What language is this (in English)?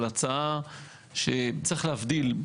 Hebrew